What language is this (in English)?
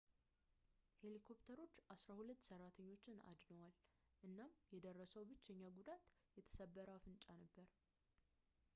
Amharic